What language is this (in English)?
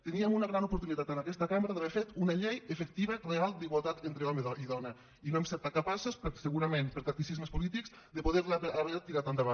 Catalan